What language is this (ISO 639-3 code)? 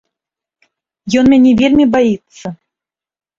bel